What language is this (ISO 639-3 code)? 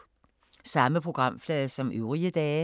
dan